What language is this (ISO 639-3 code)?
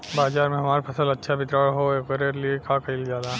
bho